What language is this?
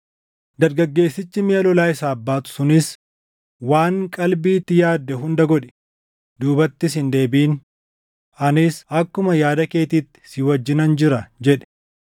Oromo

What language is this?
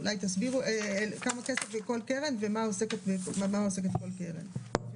Hebrew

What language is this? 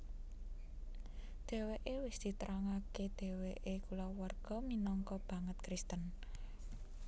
Javanese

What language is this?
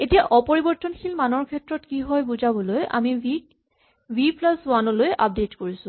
Assamese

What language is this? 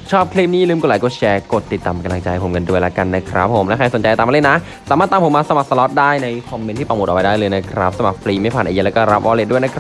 Thai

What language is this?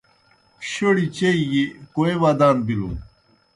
Kohistani Shina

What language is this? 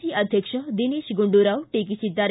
Kannada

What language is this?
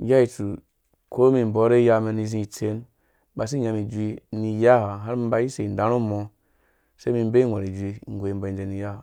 Dũya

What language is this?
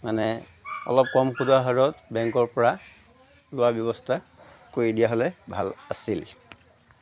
Assamese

